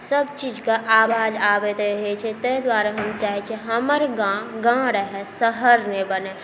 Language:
Maithili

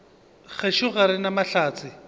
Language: Northern Sotho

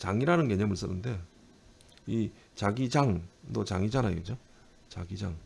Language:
Korean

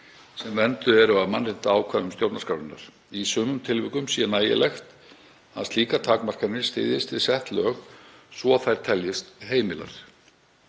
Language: Icelandic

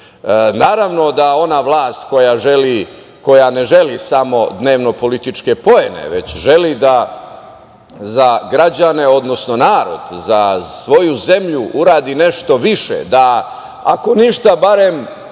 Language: Serbian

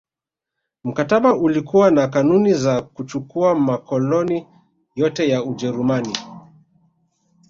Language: Swahili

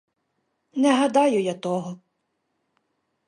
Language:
Ukrainian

